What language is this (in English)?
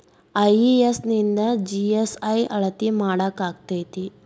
Kannada